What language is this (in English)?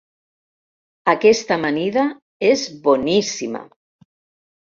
Catalan